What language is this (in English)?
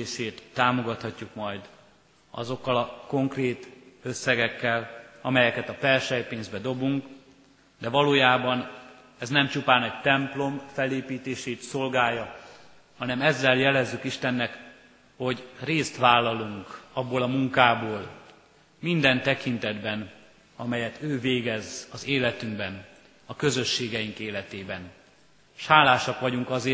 Hungarian